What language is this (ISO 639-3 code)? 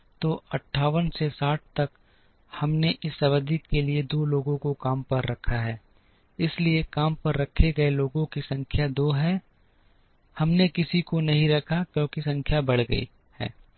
hin